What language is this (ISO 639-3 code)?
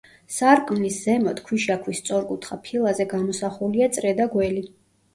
kat